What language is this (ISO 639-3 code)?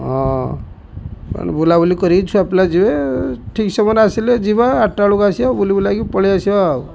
ori